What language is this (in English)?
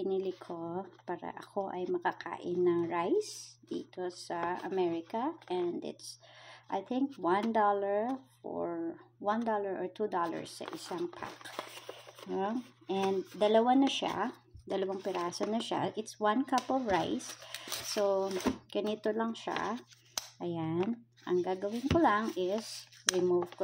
Filipino